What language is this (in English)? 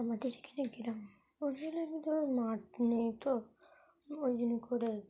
Bangla